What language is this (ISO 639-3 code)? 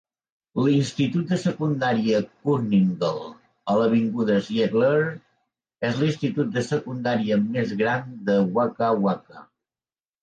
cat